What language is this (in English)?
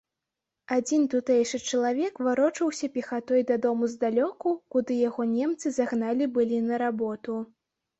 Belarusian